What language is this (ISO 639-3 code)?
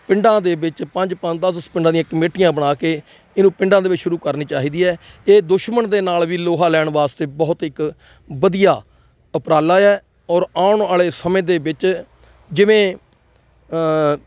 pan